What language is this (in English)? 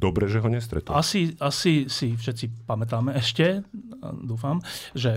Slovak